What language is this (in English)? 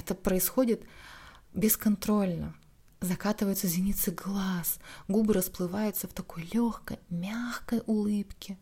Russian